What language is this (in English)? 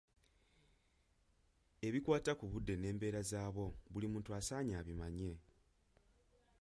Ganda